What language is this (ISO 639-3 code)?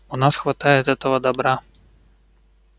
rus